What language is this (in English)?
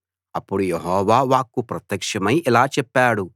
Telugu